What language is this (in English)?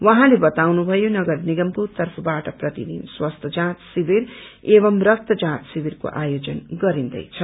Nepali